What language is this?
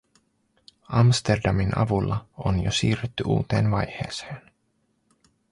Finnish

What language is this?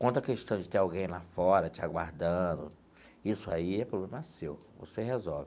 Portuguese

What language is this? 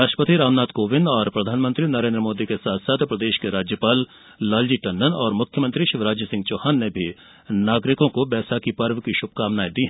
Hindi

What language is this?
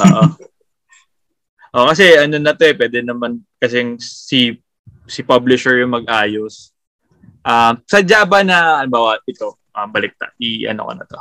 Filipino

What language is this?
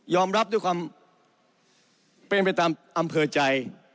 Thai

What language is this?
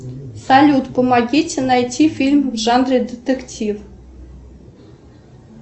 Russian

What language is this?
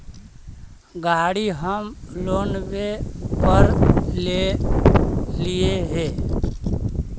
Magahi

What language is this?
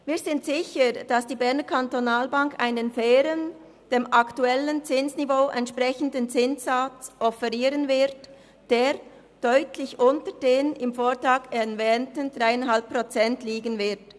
Swiss German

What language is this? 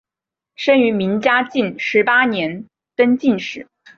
Chinese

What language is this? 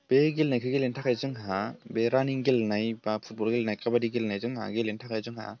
Bodo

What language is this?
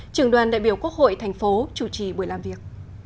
Vietnamese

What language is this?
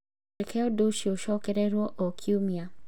Kikuyu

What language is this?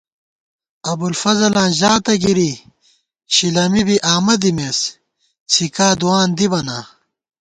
Gawar-Bati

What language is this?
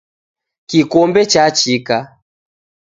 Taita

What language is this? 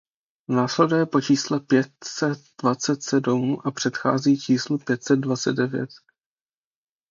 Czech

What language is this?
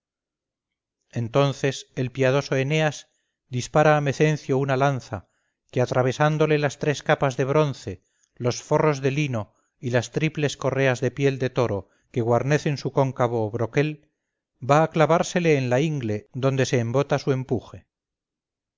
Spanish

